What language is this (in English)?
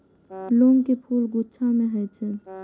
Maithili